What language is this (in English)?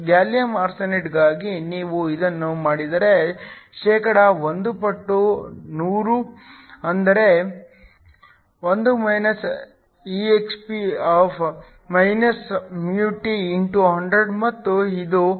Kannada